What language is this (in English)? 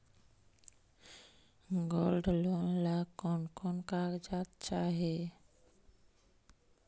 Magahi